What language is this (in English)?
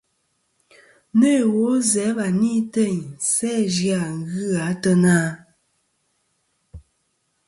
Kom